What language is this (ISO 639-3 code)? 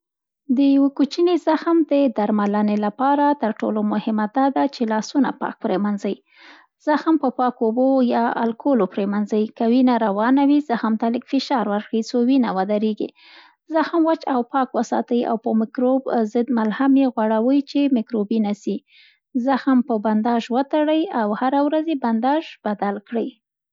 pst